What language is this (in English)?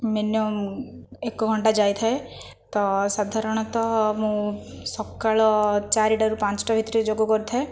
Odia